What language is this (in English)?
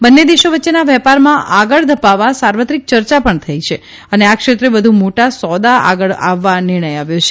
Gujarati